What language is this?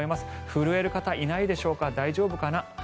Japanese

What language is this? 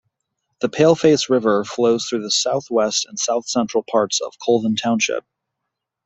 English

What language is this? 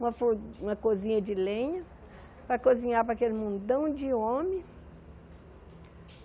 Portuguese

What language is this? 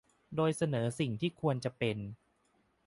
Thai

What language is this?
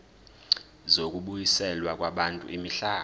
Zulu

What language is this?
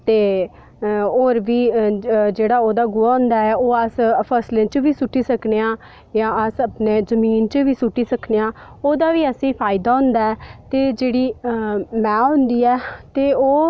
Dogri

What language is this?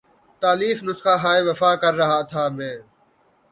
Urdu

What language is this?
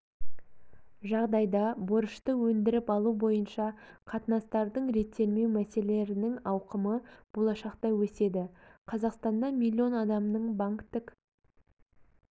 Kazakh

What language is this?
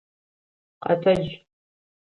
Adyghe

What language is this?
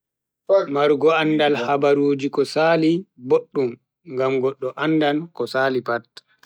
Bagirmi Fulfulde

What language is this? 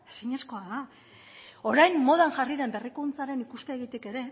Basque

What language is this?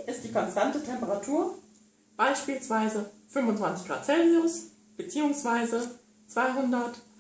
German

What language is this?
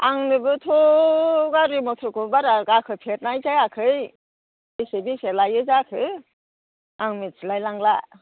Bodo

